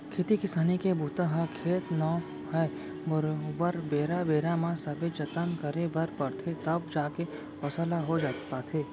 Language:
Chhattisgarhi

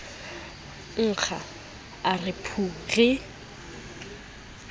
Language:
Southern Sotho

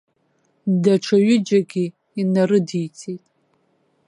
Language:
Abkhazian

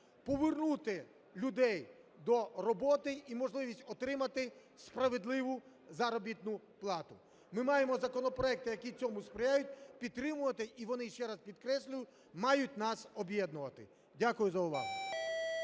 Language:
Ukrainian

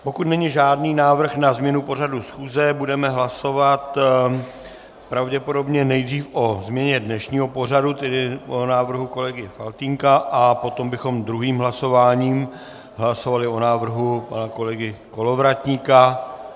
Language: Czech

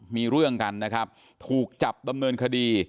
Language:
Thai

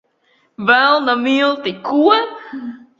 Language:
Latvian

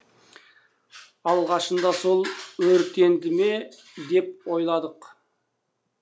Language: Kazakh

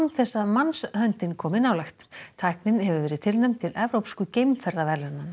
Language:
Icelandic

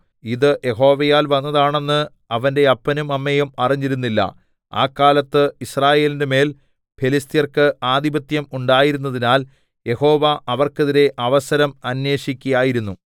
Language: Malayalam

